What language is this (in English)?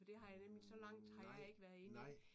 Danish